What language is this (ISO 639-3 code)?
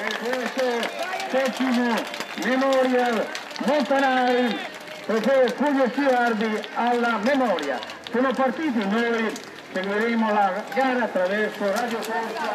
ita